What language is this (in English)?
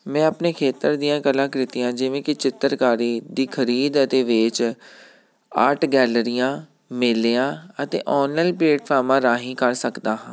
Punjabi